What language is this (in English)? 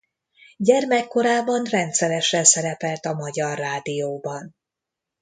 Hungarian